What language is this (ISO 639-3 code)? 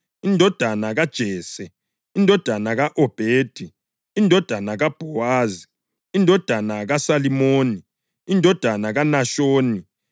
nde